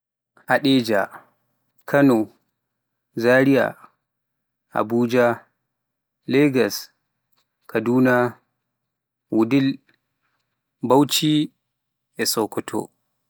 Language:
Pular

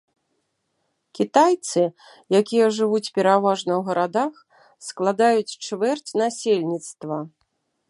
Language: Belarusian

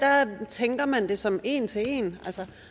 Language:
Danish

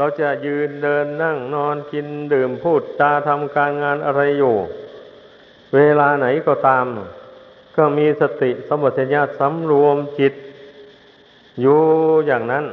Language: Thai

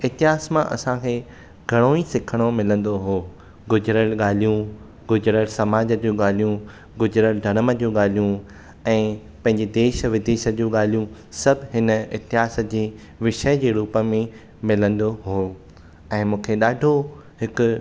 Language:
Sindhi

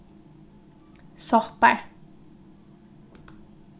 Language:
Faroese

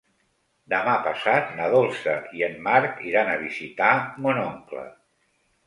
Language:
Catalan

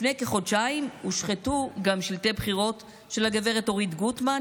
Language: Hebrew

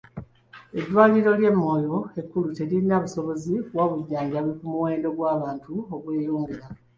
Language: Ganda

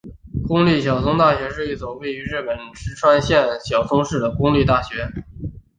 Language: Chinese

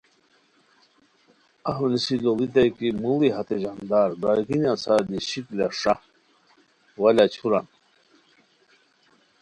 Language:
Khowar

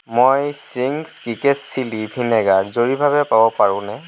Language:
Assamese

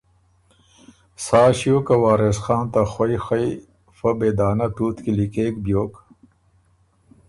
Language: Ormuri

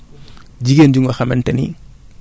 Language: Wolof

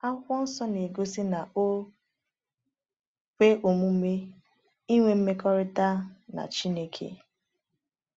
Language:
Igbo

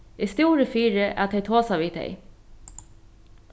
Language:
Faroese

